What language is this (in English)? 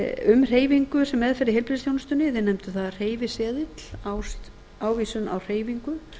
Icelandic